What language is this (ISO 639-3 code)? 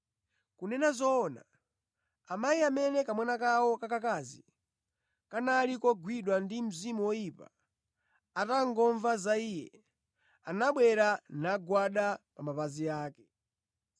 nya